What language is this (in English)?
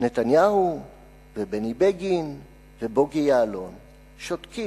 Hebrew